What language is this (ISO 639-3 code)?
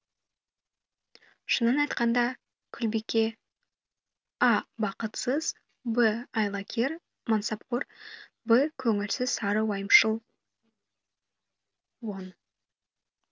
kaz